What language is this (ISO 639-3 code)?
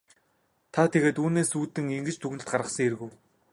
mon